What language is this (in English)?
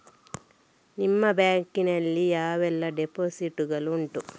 Kannada